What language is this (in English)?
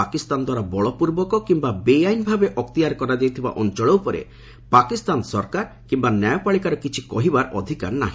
Odia